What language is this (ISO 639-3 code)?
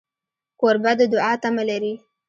pus